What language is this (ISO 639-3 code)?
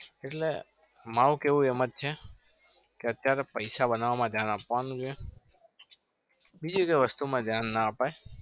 guj